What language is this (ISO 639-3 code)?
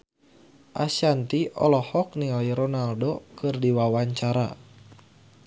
sun